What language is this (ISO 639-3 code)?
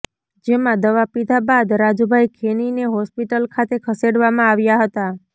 guj